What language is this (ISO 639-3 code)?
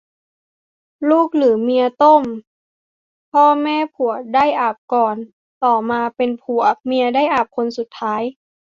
tha